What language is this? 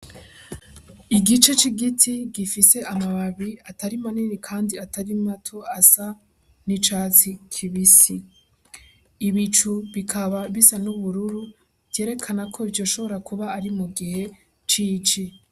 Rundi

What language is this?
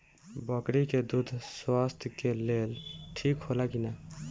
Bhojpuri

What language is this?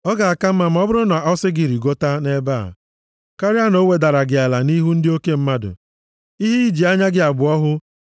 Igbo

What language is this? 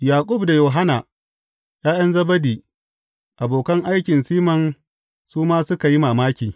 Hausa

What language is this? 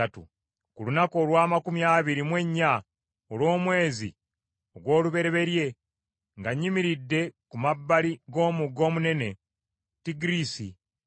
Ganda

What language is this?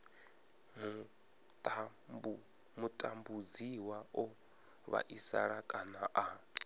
Venda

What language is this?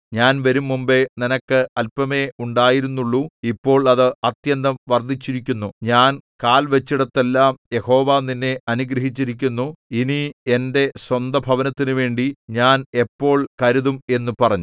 Malayalam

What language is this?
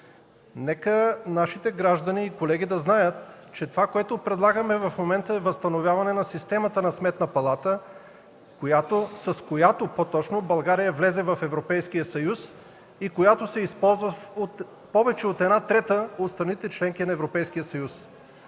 Bulgarian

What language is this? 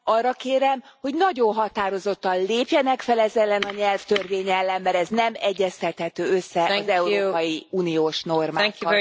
Hungarian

